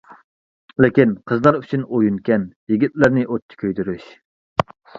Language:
Uyghur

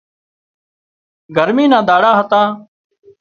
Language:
Wadiyara Koli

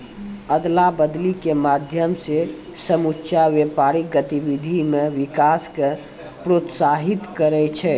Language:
Maithili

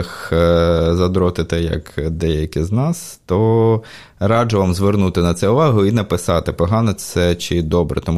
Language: Ukrainian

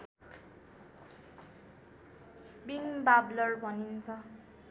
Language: Nepali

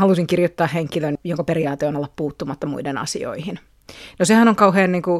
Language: Finnish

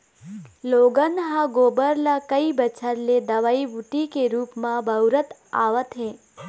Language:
Chhattisgarhi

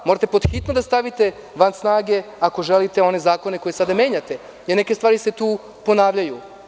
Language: Serbian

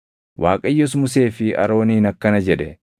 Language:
Oromo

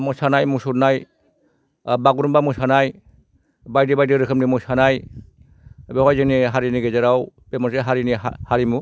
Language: Bodo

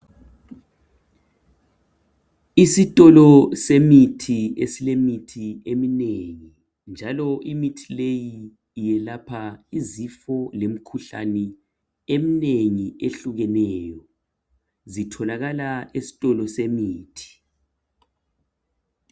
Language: North Ndebele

